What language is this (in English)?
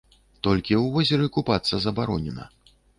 Belarusian